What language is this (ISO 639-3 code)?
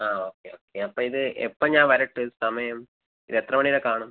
mal